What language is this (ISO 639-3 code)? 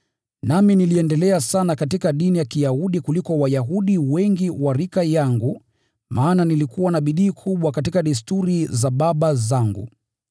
swa